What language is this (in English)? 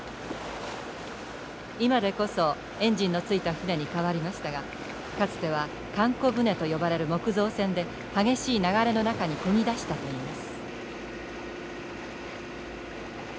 Japanese